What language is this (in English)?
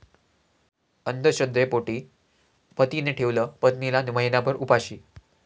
Marathi